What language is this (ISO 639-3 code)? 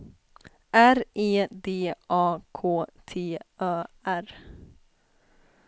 swe